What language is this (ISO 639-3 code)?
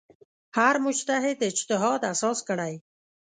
pus